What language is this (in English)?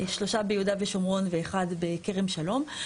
Hebrew